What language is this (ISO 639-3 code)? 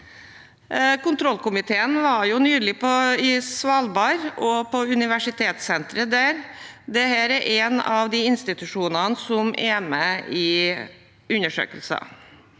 nor